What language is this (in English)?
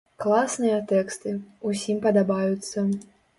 Belarusian